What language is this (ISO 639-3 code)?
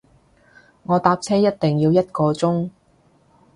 yue